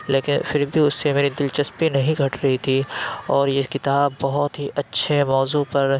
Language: Urdu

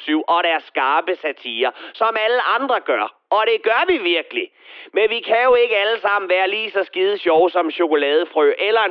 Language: Danish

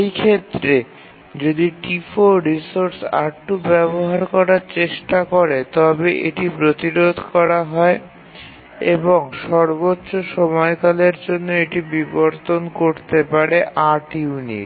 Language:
Bangla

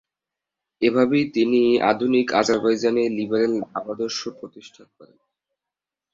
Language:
Bangla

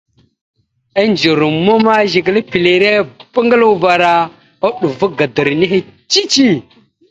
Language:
Mada (Cameroon)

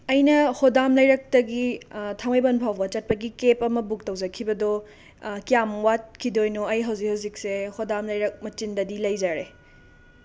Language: Manipuri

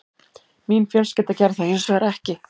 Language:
Icelandic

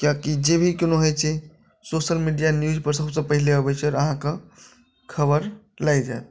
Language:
Maithili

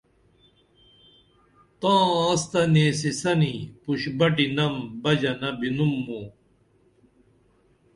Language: Dameli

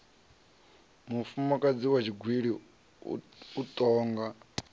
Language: Venda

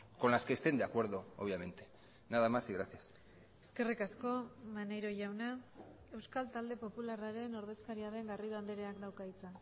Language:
Basque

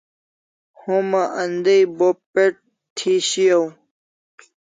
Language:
Kalasha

